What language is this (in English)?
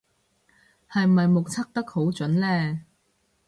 Cantonese